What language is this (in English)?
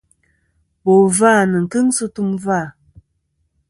Kom